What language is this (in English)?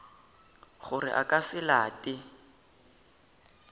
Northern Sotho